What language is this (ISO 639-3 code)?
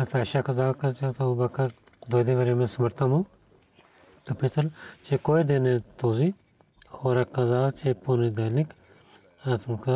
bul